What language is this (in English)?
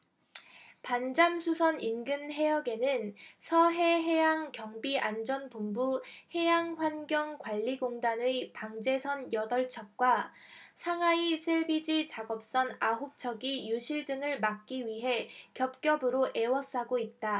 Korean